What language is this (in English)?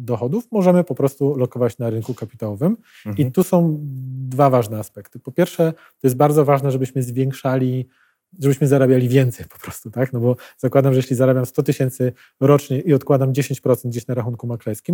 Polish